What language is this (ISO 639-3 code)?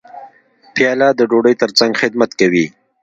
pus